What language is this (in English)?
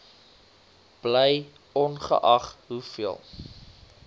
Afrikaans